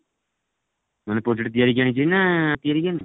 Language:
Odia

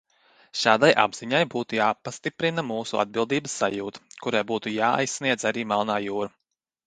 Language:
Latvian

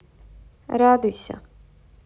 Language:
Russian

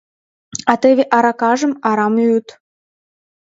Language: Mari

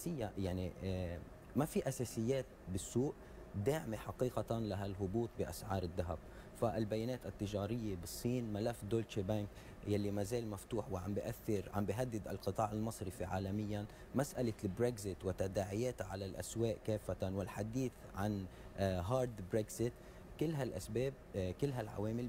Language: Arabic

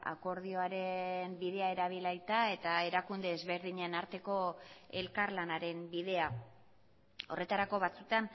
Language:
Basque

